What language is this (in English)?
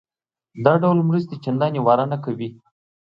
Pashto